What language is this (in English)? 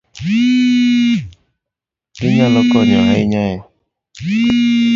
Luo (Kenya and Tanzania)